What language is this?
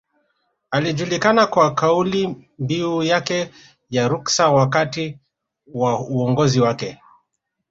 Swahili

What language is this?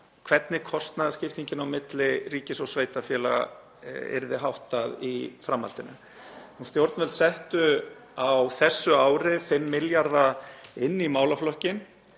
Icelandic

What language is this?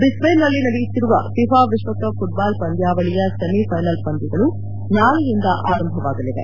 Kannada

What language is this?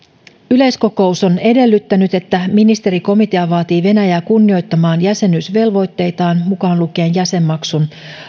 Finnish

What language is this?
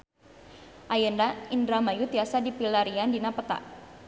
Sundanese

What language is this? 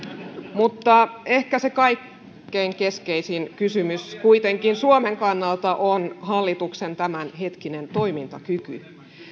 Finnish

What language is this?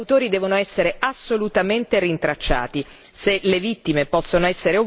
Italian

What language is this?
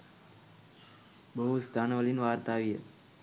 Sinhala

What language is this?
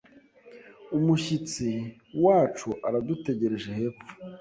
Kinyarwanda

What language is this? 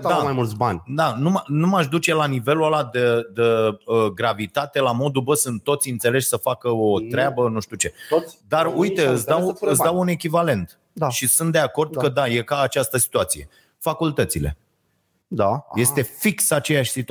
Romanian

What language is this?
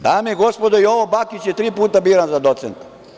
Serbian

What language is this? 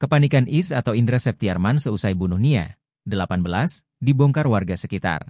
Indonesian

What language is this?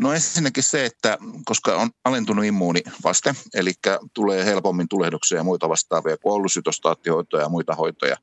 Finnish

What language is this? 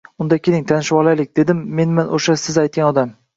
Uzbek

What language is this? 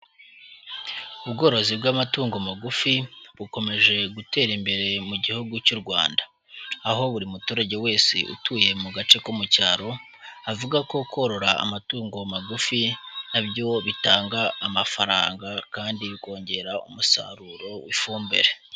Kinyarwanda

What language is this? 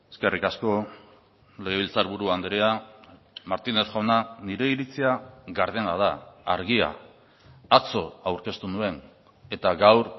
Basque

